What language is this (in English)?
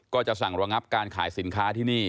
Thai